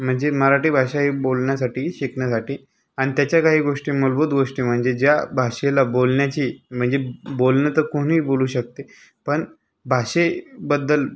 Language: Marathi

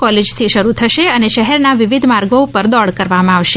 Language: Gujarati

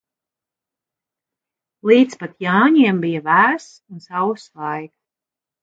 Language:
Latvian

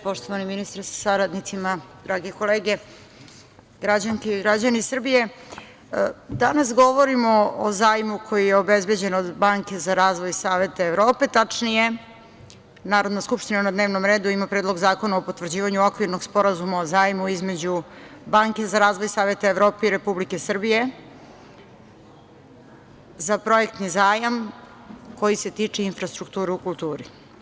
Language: Serbian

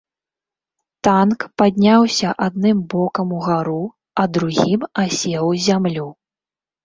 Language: Belarusian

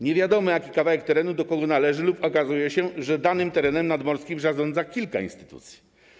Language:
Polish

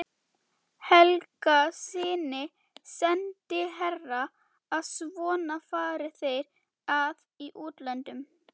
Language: Icelandic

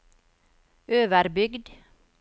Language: Norwegian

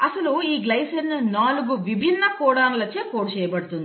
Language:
Telugu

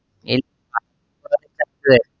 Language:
Malayalam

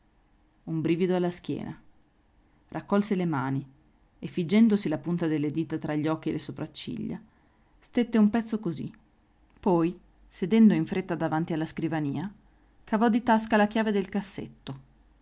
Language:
Italian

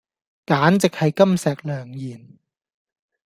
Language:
Cantonese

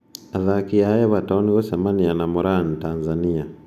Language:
Kikuyu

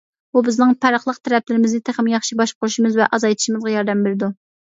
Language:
Uyghur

